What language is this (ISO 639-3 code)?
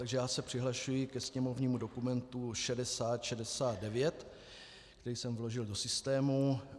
ces